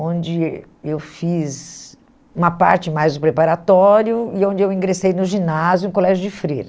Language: Portuguese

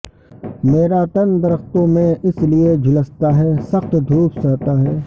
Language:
Urdu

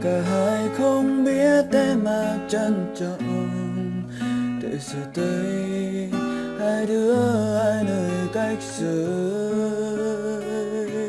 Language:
Vietnamese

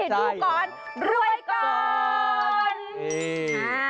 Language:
Thai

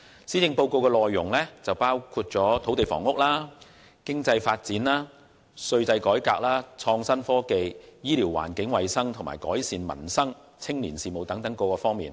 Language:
Cantonese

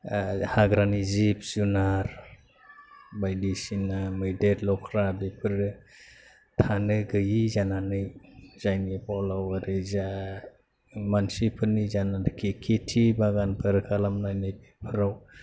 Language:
Bodo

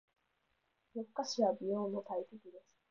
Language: Japanese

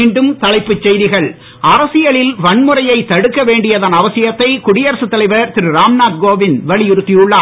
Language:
Tamil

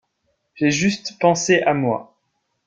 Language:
French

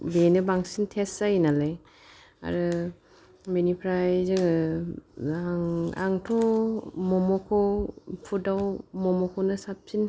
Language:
Bodo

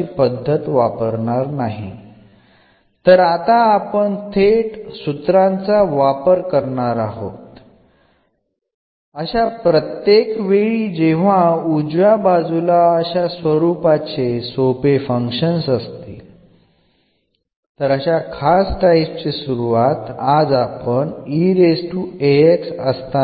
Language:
Malayalam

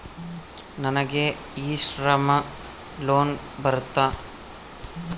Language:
Kannada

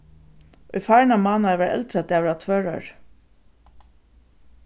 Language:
Faroese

